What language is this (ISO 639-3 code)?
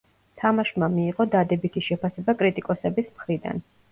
kat